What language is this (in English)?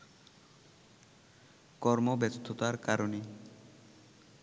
Bangla